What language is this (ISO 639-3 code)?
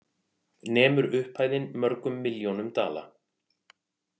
isl